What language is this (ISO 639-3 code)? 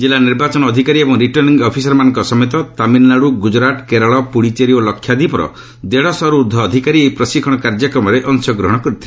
ori